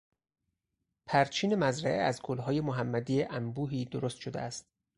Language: Persian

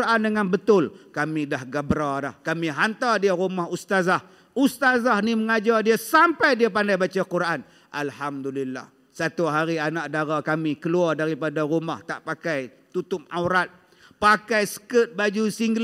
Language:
Malay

